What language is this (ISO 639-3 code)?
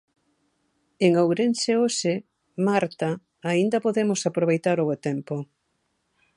glg